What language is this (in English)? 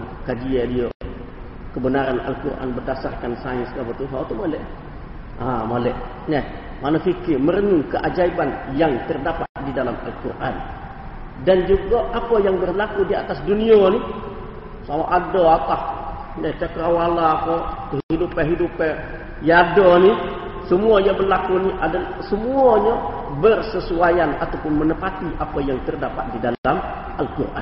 Malay